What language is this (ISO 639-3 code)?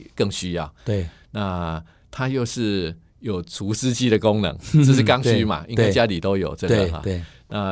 zho